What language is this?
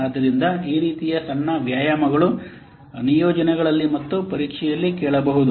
Kannada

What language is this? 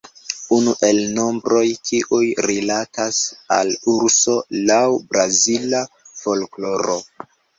Esperanto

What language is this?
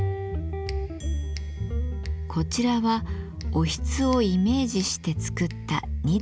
Japanese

